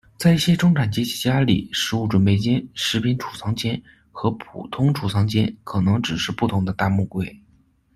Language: Chinese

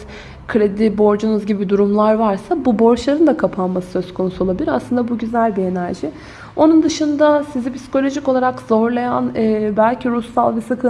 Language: Turkish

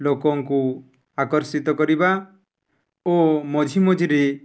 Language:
Odia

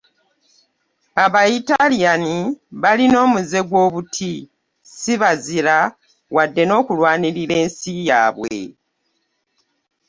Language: Ganda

